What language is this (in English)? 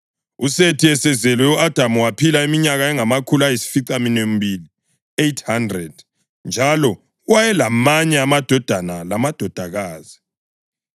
North Ndebele